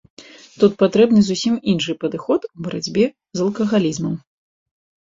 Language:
Belarusian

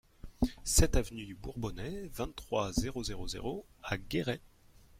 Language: French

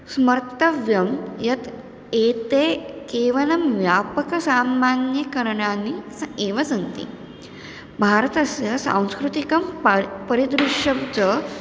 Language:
Sanskrit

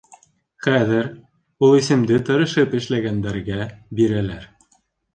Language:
Bashkir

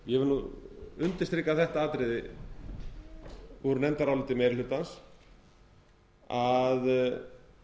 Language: Icelandic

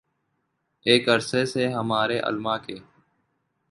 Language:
Urdu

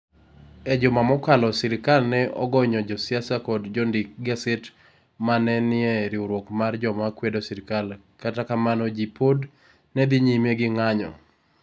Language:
Luo (Kenya and Tanzania)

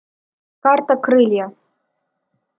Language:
Russian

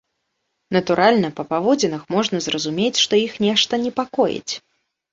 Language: Belarusian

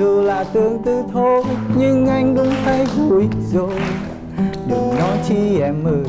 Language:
Vietnamese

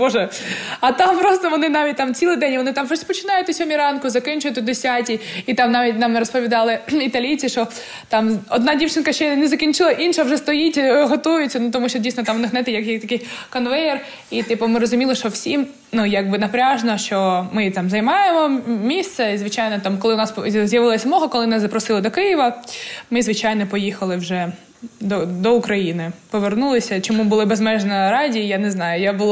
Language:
Ukrainian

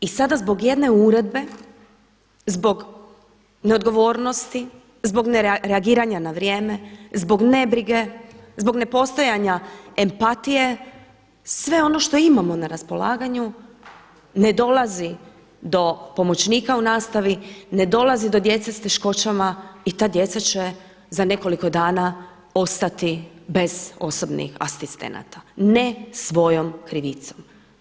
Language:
Croatian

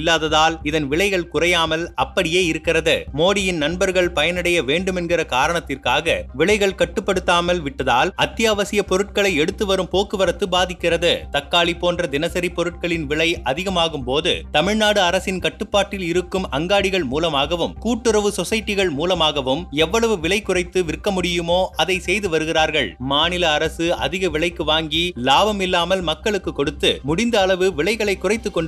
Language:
Tamil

